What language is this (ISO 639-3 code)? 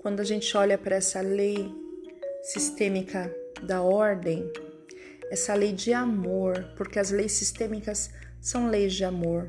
por